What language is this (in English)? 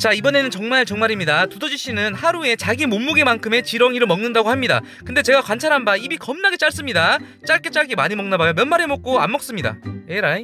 Korean